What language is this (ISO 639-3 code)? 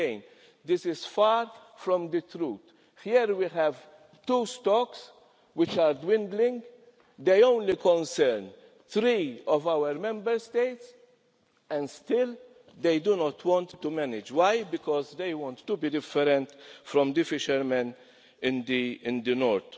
eng